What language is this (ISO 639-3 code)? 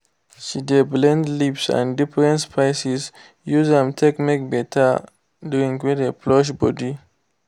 pcm